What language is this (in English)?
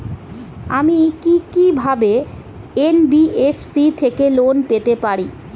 Bangla